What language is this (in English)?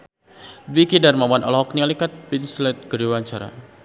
Sundanese